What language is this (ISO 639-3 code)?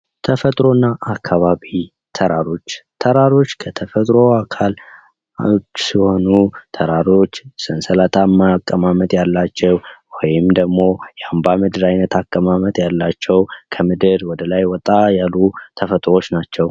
amh